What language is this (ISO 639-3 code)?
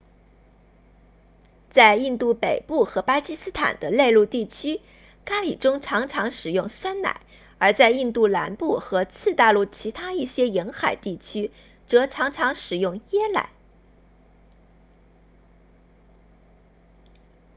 zho